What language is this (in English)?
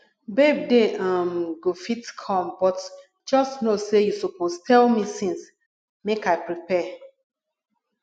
Nigerian Pidgin